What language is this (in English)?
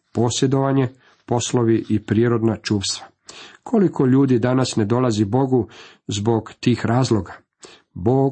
Croatian